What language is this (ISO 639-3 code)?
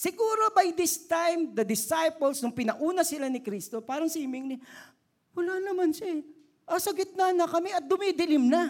fil